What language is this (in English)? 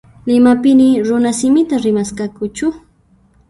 Puno Quechua